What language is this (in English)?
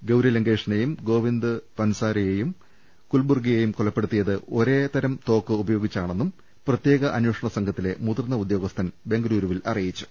Malayalam